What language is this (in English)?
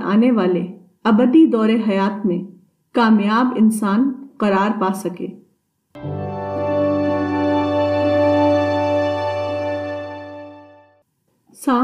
Urdu